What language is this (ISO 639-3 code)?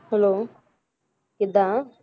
pan